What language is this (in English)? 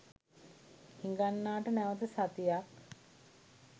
Sinhala